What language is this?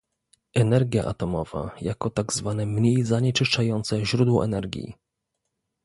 Polish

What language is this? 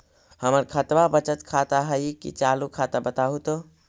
Magahi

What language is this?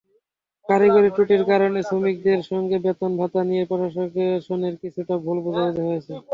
Bangla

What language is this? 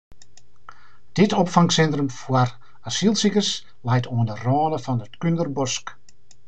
Western Frisian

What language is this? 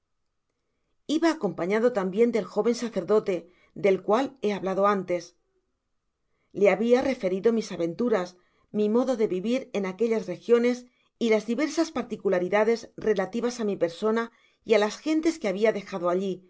Spanish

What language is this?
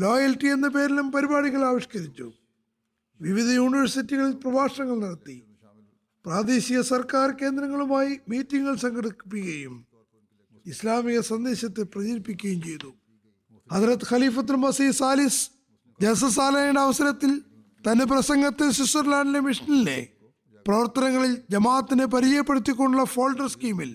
Malayalam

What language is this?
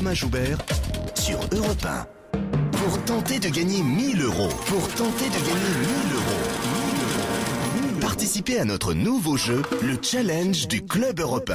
French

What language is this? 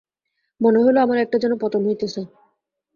Bangla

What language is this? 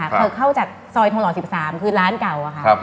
Thai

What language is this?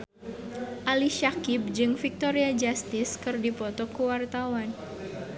Sundanese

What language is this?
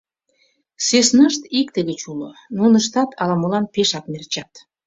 Mari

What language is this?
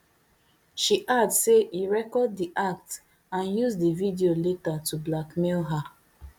Nigerian Pidgin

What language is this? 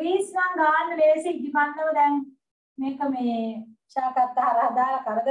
Thai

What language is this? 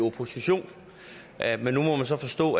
Danish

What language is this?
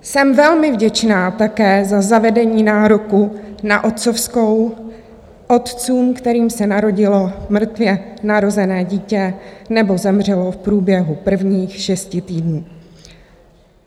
Czech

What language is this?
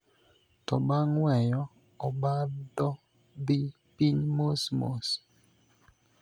Luo (Kenya and Tanzania)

